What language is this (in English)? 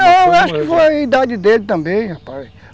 Portuguese